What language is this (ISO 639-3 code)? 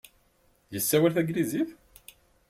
kab